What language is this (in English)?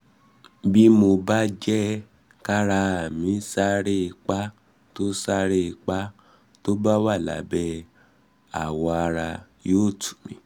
Yoruba